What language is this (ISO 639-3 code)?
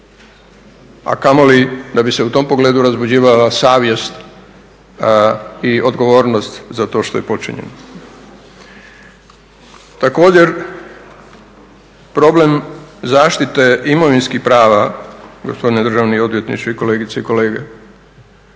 hrv